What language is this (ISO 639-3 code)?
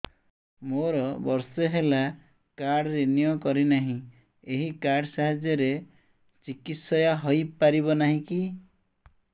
ori